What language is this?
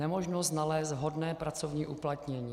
Czech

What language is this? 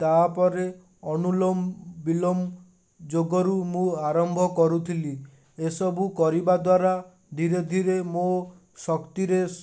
Odia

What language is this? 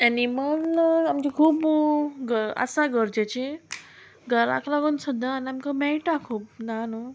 Konkani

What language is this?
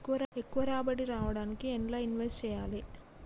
Telugu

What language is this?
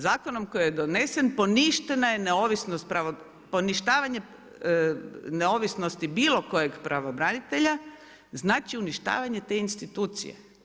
Croatian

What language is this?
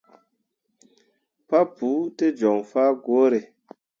Mundang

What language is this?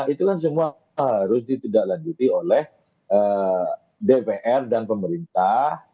Indonesian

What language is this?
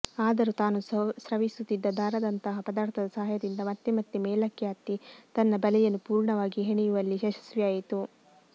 Kannada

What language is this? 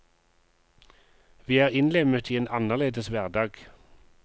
Norwegian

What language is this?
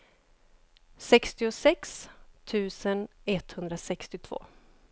Swedish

